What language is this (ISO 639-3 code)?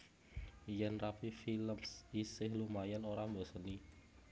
jav